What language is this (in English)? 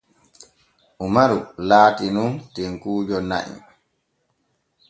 Borgu Fulfulde